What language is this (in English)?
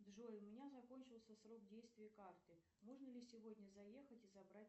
Russian